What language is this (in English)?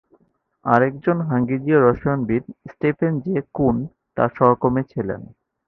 Bangla